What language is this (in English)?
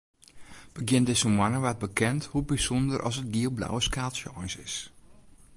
Western Frisian